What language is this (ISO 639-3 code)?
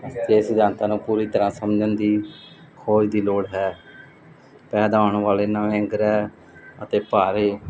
pan